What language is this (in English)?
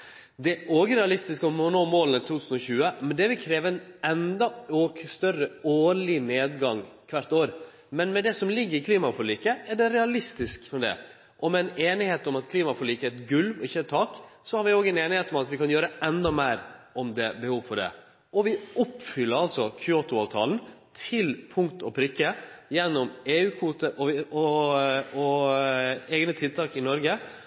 Norwegian Nynorsk